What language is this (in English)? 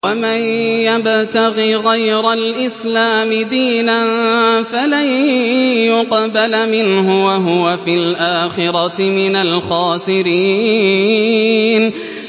Arabic